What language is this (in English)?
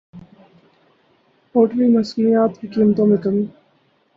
Urdu